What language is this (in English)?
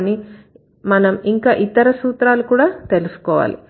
Telugu